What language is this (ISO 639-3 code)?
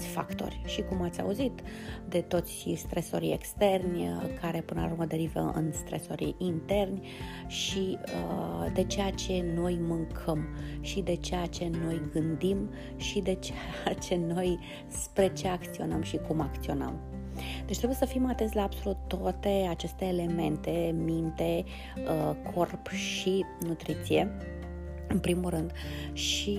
ron